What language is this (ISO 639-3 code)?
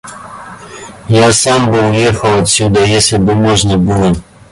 rus